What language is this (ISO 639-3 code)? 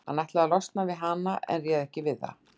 isl